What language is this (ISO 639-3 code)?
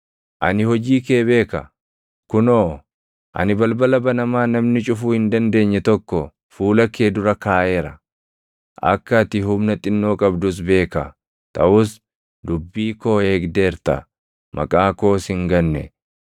orm